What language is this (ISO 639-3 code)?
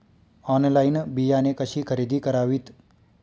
mar